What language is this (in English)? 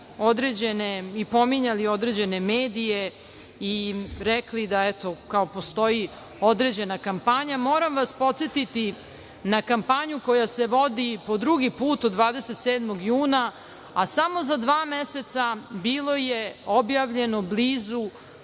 Serbian